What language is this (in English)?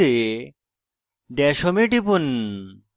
Bangla